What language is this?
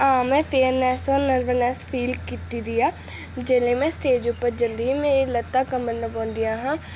Dogri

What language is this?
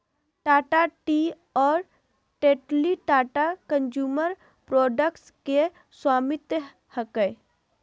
Magahi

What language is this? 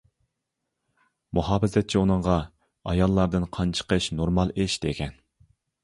Uyghur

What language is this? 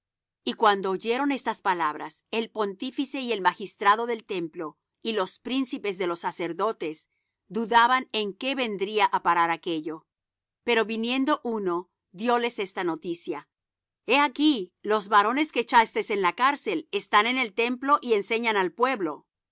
Spanish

